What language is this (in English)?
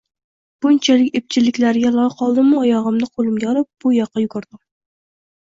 Uzbek